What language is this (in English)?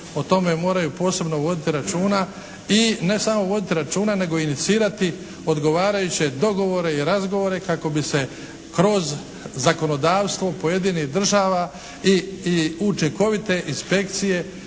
Croatian